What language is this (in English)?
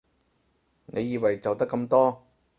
Cantonese